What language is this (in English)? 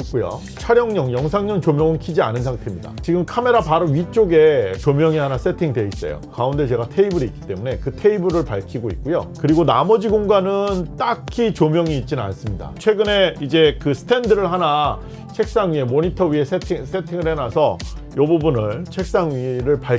Korean